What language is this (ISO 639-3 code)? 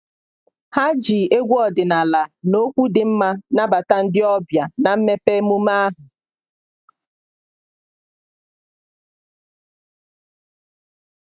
ibo